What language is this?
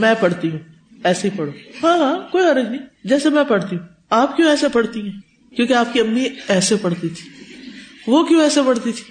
Urdu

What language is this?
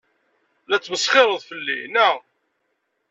Kabyle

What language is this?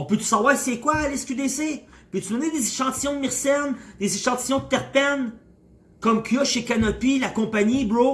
French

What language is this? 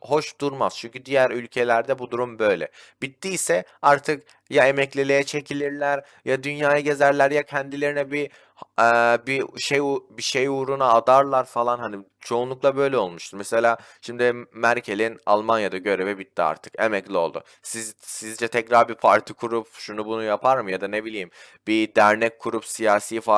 Turkish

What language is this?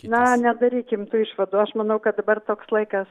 Lithuanian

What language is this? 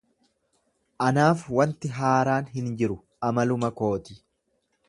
Oromo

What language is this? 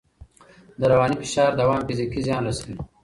Pashto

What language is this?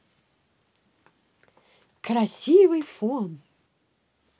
Russian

